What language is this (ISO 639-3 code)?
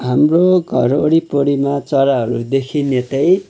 nep